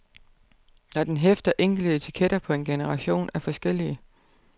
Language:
Danish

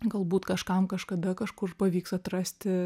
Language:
Lithuanian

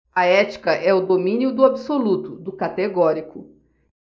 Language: Portuguese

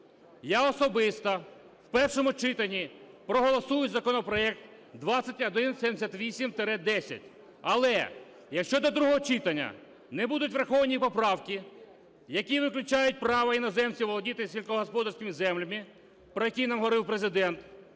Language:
Ukrainian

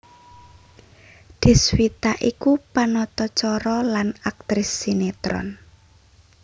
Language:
Javanese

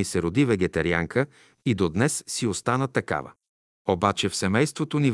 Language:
Bulgarian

